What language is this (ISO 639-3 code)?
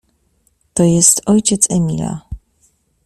pol